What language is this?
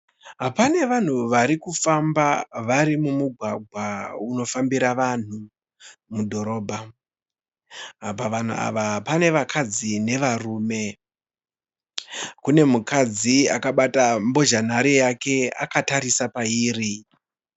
Shona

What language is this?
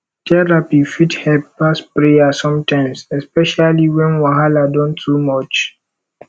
Nigerian Pidgin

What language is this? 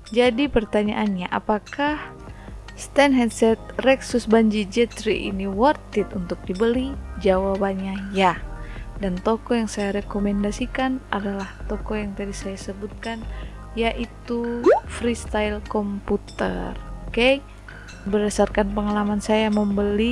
Indonesian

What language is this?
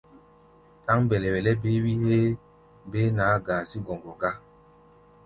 Gbaya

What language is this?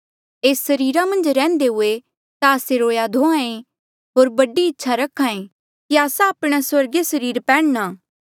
Mandeali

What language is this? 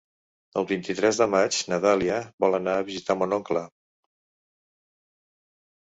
Catalan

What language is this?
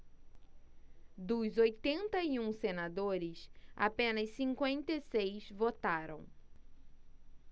Portuguese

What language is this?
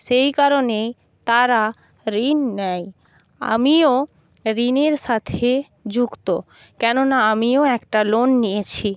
Bangla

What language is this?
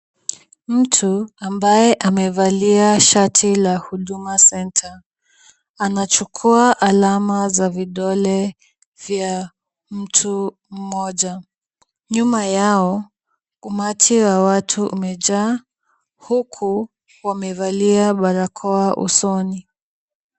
Swahili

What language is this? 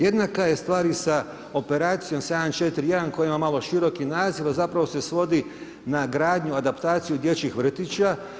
Croatian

